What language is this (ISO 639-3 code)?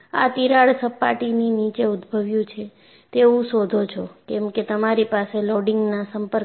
guj